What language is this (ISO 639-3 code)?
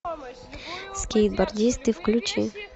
rus